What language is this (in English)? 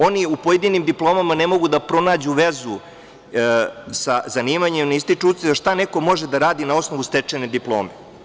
Serbian